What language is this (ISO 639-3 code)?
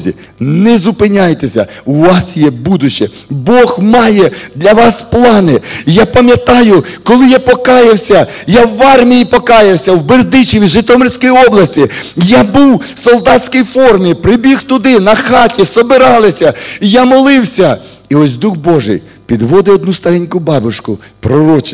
rus